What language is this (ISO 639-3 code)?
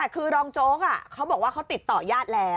tha